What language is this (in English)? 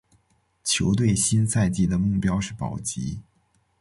Chinese